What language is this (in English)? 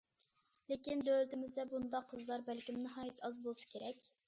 Uyghur